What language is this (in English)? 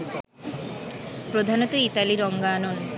Bangla